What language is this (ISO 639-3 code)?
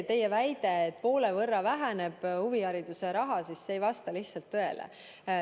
est